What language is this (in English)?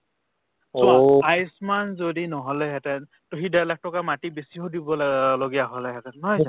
Assamese